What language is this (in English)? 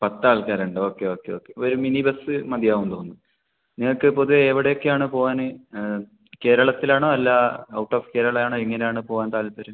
Malayalam